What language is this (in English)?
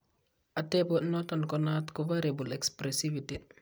Kalenjin